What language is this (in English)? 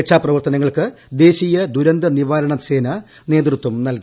Malayalam